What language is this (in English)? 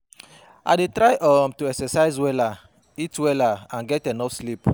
Nigerian Pidgin